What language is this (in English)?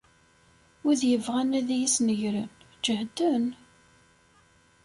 Kabyle